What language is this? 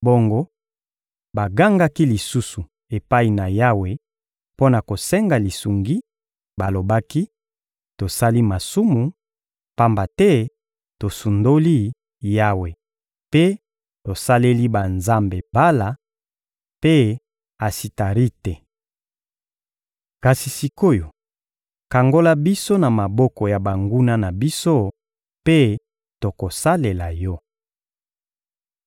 Lingala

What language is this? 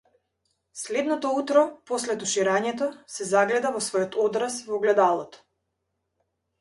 Macedonian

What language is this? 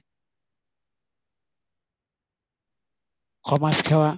Assamese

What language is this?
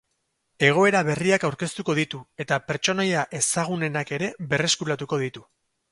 Basque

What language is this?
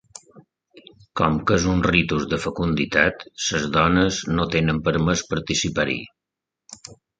Catalan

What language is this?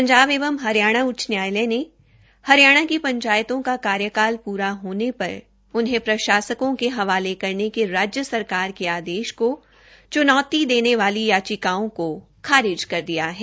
Hindi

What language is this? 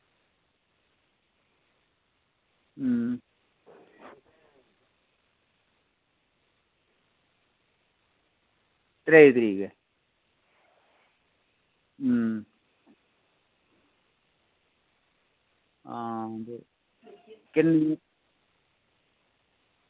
Dogri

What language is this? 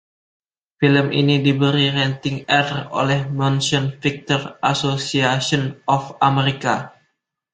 Indonesian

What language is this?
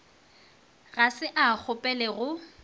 Northern Sotho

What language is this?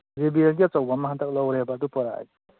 Manipuri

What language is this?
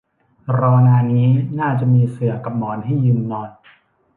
Thai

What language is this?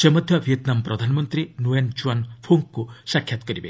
Odia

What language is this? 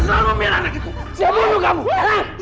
Indonesian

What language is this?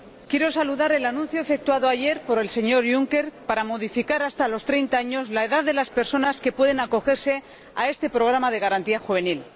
Spanish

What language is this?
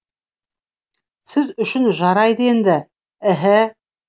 Kazakh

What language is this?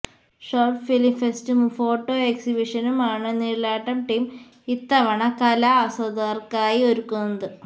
Malayalam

